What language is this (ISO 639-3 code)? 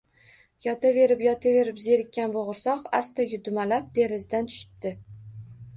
uzb